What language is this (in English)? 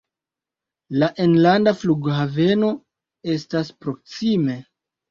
Esperanto